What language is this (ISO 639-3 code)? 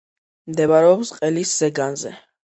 kat